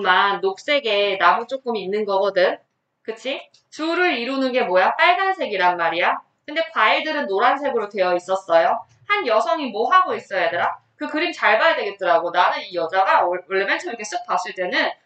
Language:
Korean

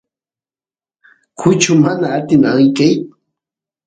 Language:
Santiago del Estero Quichua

